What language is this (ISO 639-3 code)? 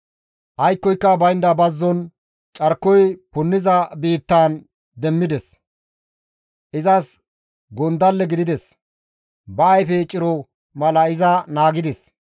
gmv